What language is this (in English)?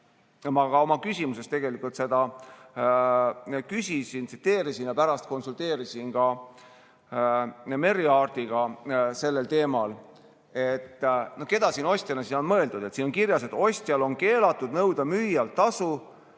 Estonian